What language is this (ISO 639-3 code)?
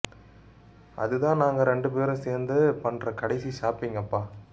tam